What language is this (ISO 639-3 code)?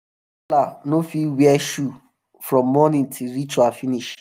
pcm